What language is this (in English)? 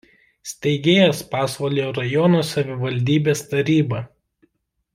Lithuanian